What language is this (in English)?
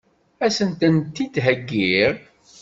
Kabyle